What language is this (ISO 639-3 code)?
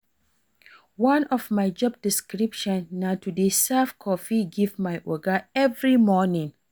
pcm